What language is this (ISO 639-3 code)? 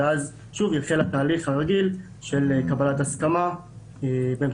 heb